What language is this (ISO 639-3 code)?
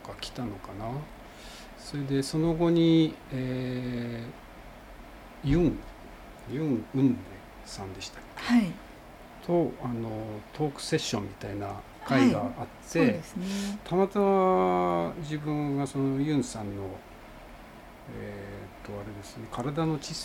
jpn